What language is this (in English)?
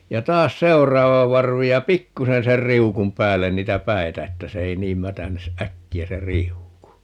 Finnish